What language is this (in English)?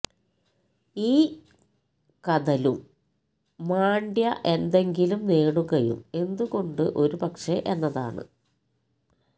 Malayalam